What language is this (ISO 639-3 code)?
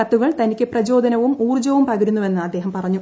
mal